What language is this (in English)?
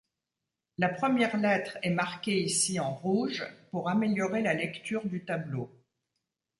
French